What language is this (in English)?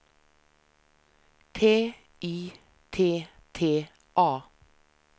Swedish